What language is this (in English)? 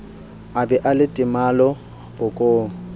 Southern Sotho